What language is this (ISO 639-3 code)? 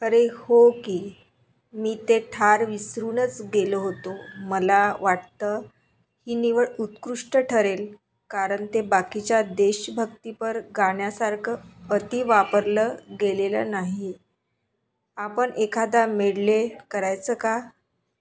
mar